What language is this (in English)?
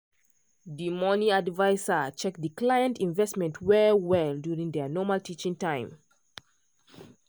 Nigerian Pidgin